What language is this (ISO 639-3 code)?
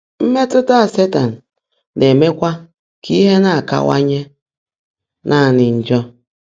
ibo